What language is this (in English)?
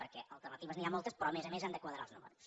Catalan